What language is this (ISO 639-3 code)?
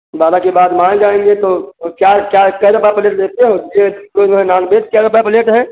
hin